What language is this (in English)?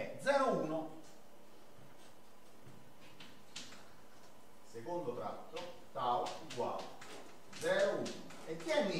Italian